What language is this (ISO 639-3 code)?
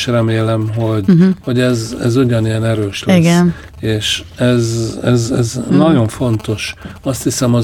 hun